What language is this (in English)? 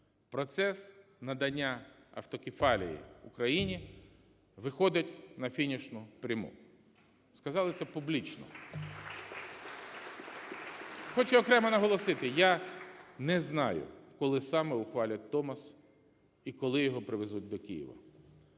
Ukrainian